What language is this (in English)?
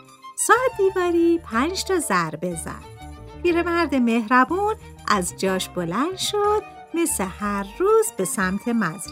Persian